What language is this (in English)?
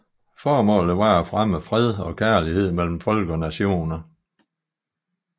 Danish